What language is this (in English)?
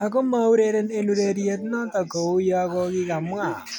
Kalenjin